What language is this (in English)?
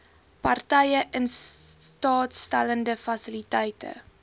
Afrikaans